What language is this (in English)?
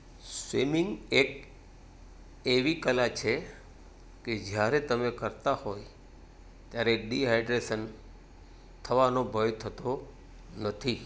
Gujarati